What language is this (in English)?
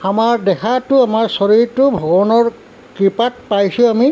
Assamese